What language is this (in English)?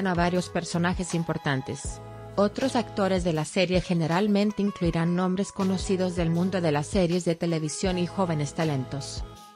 Spanish